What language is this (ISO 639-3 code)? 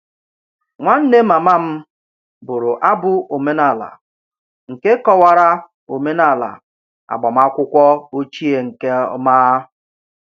ibo